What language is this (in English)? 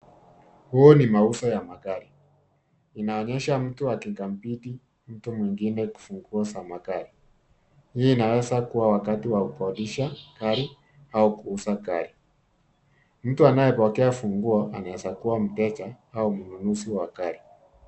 Swahili